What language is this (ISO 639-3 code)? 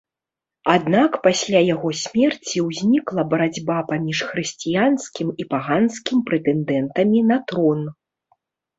bel